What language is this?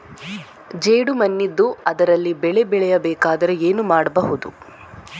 Kannada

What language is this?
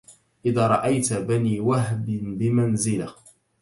Arabic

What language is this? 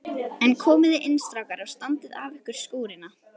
Icelandic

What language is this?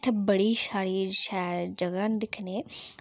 Dogri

